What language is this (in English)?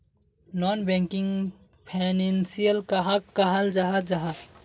Magahi